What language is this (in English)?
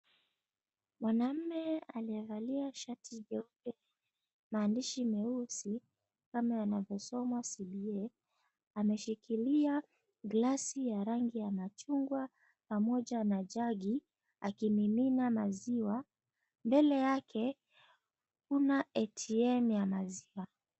Swahili